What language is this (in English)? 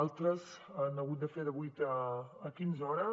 Catalan